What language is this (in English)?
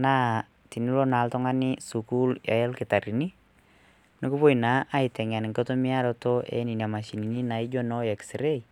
Masai